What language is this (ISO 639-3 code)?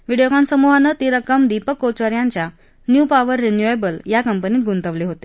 mar